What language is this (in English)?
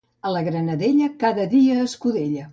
Catalan